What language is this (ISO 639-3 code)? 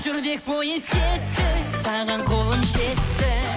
kaz